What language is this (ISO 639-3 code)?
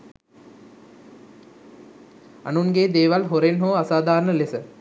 sin